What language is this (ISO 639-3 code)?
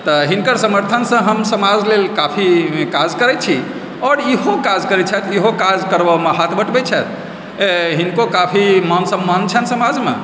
mai